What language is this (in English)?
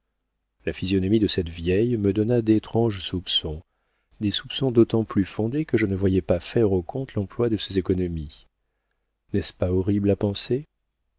French